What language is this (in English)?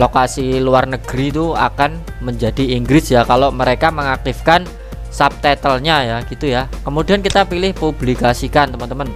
Indonesian